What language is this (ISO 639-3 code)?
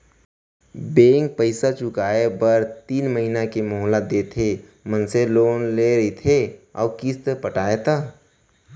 hne